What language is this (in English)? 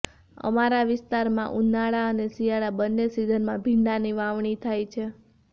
Gujarati